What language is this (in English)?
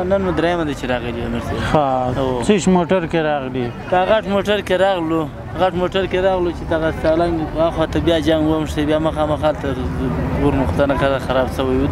Persian